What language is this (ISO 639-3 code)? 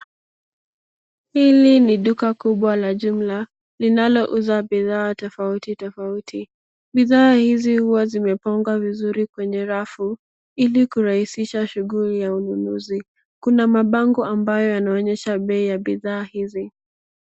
swa